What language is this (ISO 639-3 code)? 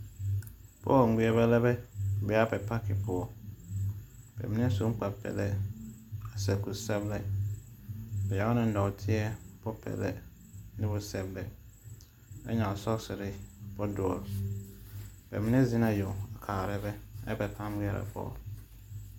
dga